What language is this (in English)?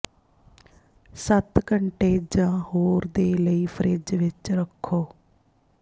Punjabi